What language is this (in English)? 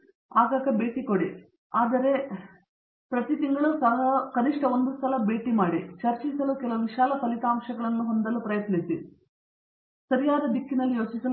Kannada